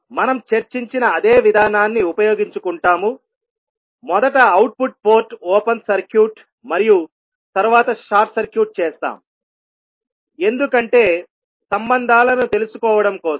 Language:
Telugu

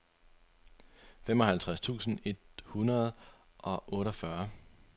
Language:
Danish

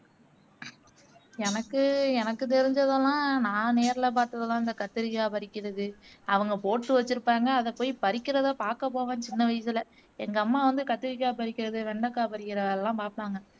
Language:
Tamil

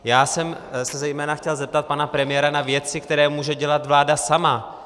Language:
Czech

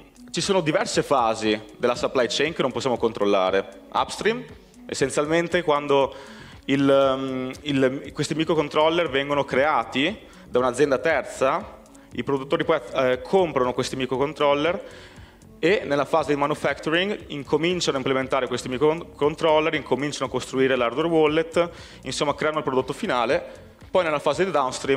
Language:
Italian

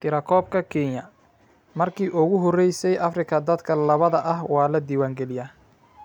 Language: Somali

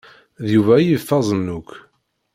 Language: Kabyle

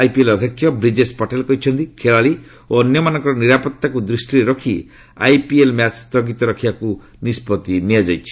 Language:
Odia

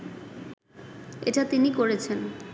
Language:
Bangla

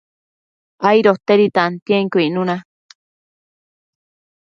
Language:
Matsés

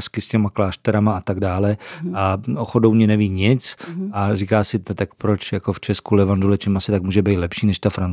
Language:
Czech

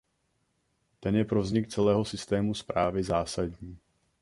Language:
Czech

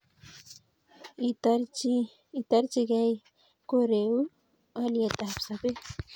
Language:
Kalenjin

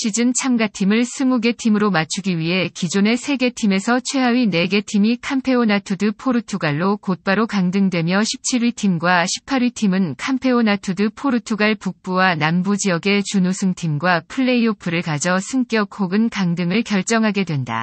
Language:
Korean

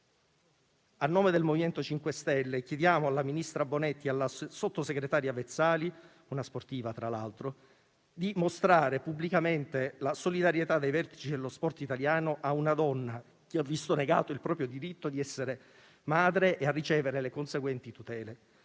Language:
Italian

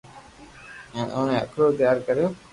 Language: Loarki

